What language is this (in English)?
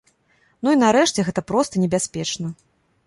Belarusian